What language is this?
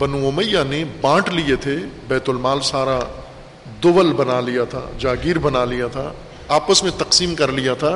Urdu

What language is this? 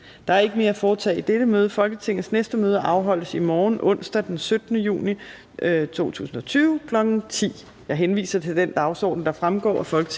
Danish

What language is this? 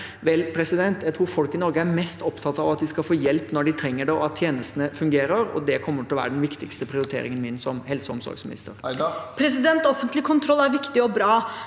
Norwegian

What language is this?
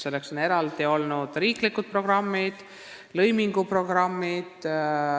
Estonian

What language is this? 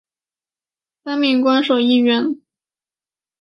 Chinese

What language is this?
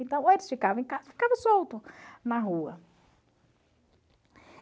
Portuguese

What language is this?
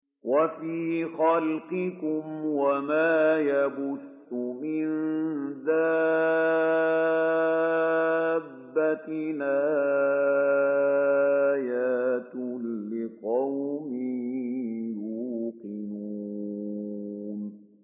Arabic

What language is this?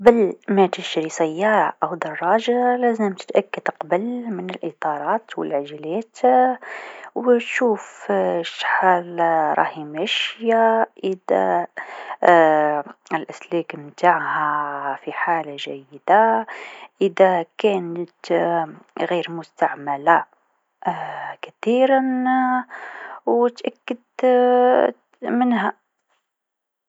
Tunisian Arabic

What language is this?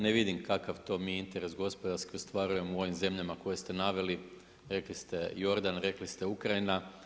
Croatian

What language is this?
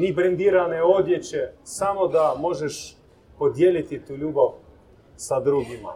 Croatian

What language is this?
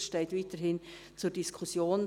Swiss German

